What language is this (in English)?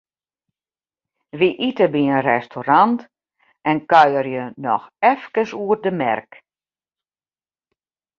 Western Frisian